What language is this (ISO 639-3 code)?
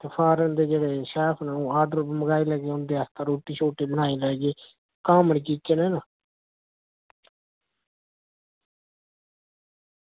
doi